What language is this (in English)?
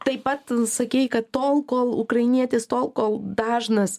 Lithuanian